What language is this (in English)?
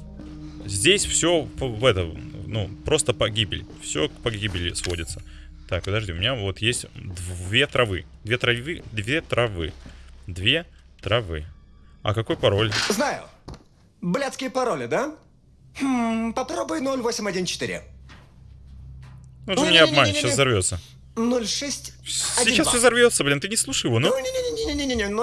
Russian